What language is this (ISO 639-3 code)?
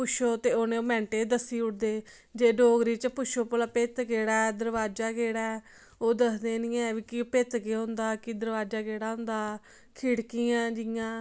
doi